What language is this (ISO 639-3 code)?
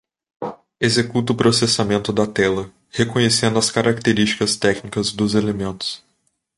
por